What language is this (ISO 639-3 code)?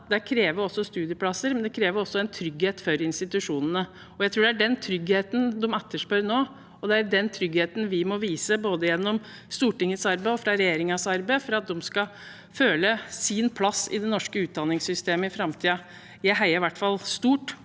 nor